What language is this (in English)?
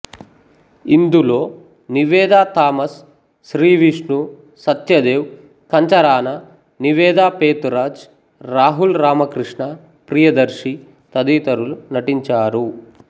Telugu